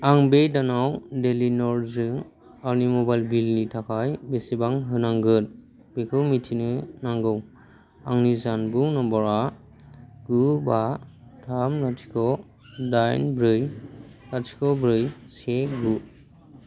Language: Bodo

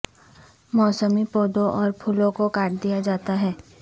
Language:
Urdu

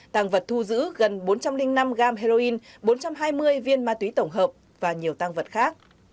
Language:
Vietnamese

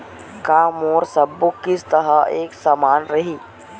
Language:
Chhattisgarhi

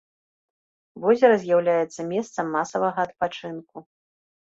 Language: Belarusian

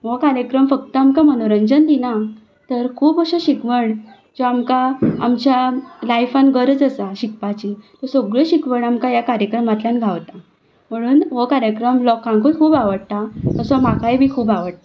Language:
Konkani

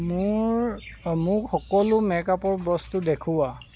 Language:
Assamese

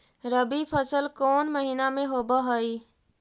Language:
Magahi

